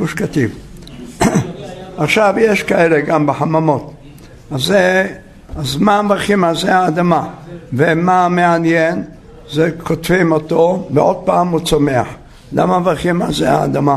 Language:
Hebrew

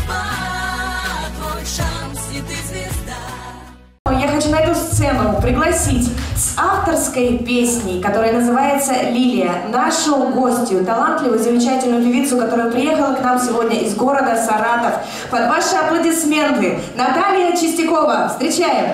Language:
Russian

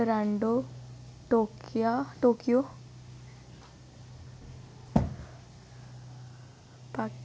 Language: Dogri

